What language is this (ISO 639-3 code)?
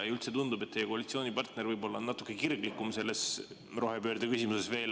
est